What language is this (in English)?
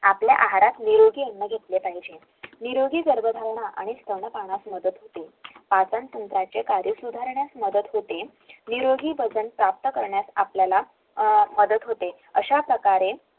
Marathi